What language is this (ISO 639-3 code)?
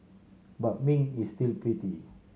eng